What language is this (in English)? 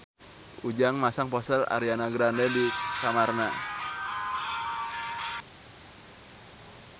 Sundanese